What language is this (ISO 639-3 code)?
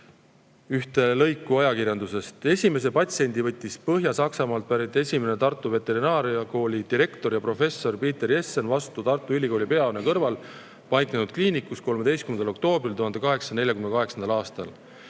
est